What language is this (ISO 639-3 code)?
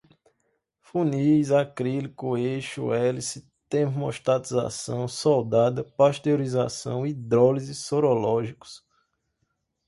por